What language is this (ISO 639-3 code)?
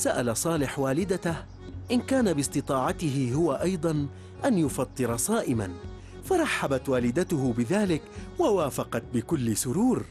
ara